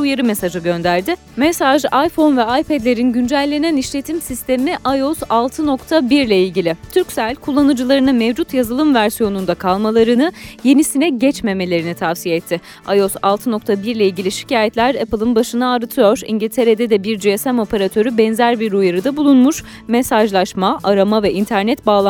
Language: Turkish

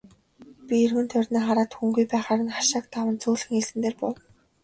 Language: Mongolian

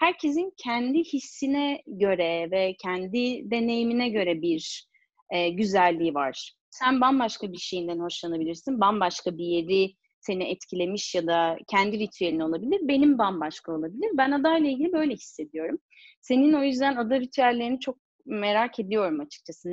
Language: Turkish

